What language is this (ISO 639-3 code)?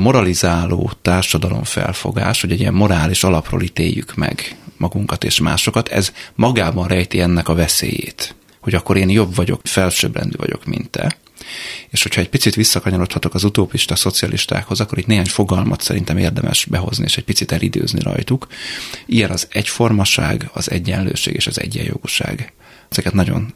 hun